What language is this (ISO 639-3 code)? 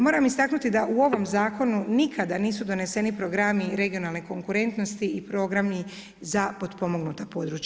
hrv